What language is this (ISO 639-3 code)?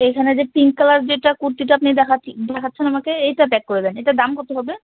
ben